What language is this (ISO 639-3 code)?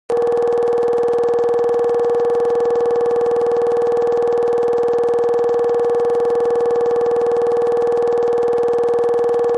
kbd